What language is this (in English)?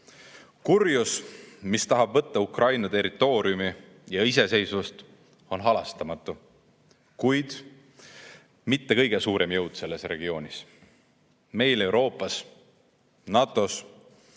Estonian